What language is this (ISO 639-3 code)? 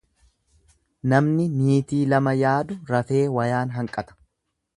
orm